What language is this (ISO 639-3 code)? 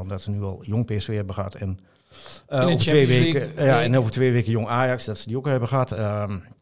nld